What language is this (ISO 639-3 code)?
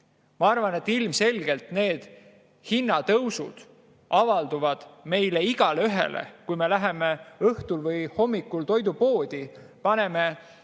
est